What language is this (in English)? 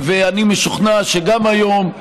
Hebrew